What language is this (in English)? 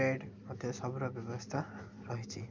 Odia